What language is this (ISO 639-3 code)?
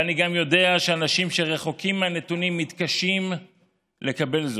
heb